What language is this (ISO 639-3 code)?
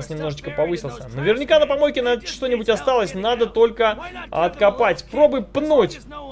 rus